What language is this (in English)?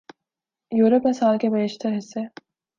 Urdu